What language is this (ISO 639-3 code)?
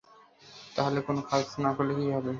ben